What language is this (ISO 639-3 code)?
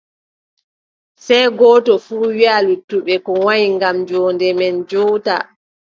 fub